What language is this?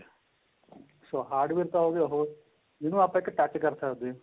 Punjabi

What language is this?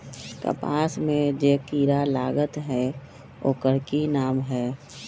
Magahi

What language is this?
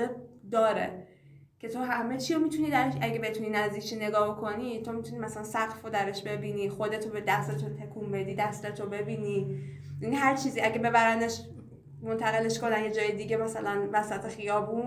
Persian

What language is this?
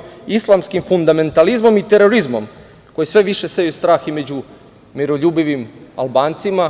Serbian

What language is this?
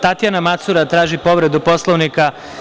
Serbian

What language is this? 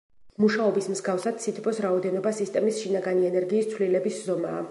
Georgian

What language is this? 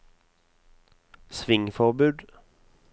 Norwegian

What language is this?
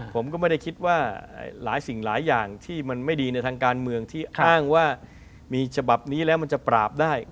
Thai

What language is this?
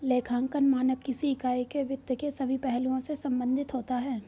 Hindi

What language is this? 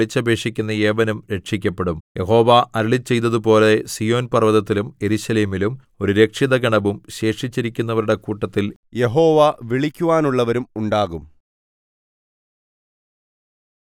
Malayalam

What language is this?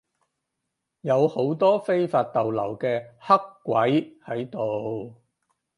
Cantonese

